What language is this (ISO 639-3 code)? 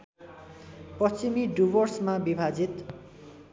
nep